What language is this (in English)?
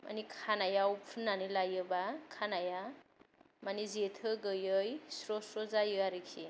Bodo